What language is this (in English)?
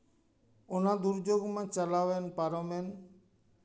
Santali